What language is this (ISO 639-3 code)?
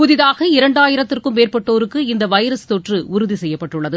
tam